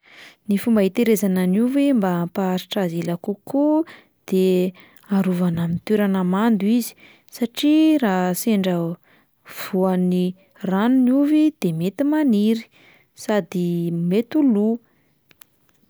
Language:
Malagasy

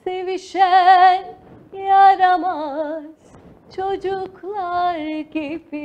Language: Turkish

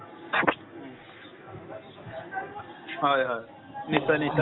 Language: Assamese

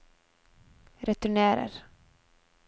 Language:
Norwegian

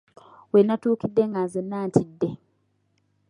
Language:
Ganda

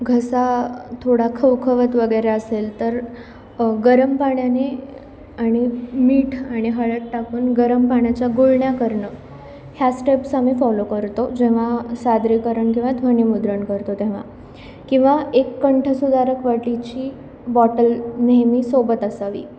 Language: Marathi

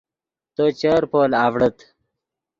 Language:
Yidgha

